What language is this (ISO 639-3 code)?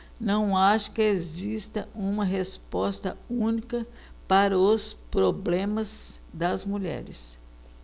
por